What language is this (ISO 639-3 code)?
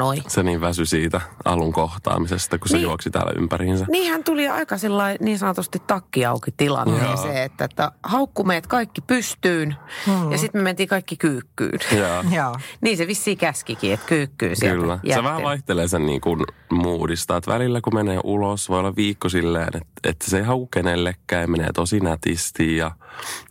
fin